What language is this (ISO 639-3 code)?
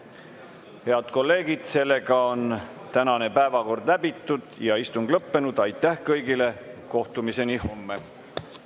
est